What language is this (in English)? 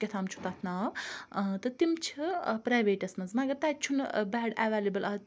Kashmiri